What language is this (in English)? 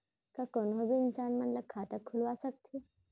Chhattisgarhi